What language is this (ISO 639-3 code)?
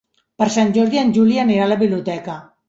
cat